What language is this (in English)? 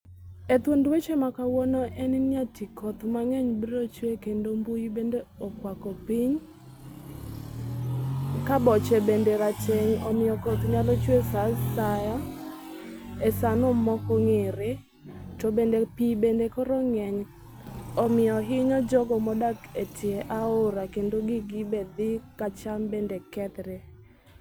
Luo (Kenya and Tanzania)